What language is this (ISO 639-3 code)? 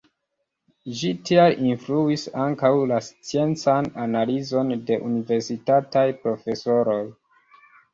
epo